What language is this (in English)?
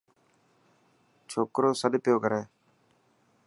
Dhatki